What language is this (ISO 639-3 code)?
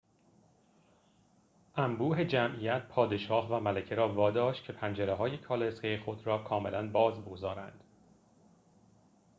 fas